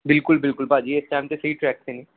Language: Punjabi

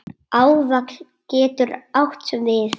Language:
Icelandic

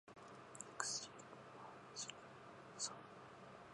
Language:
Japanese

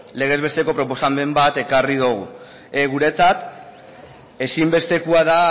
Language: Basque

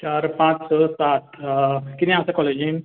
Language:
Konkani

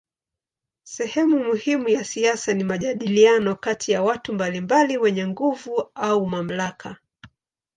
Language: Swahili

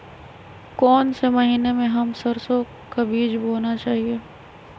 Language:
Magahi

